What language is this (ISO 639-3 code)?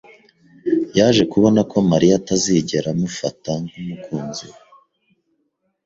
kin